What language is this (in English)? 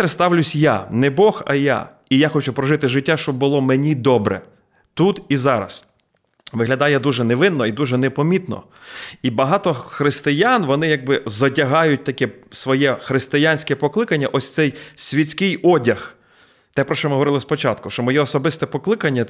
Ukrainian